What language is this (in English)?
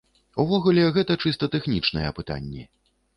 Belarusian